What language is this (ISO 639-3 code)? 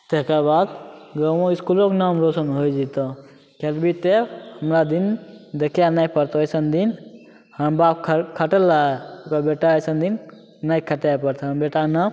mai